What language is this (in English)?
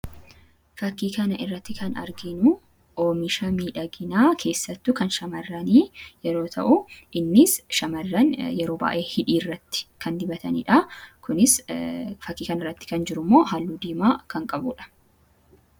Oromo